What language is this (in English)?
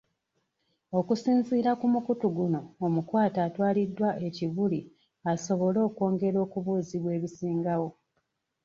Ganda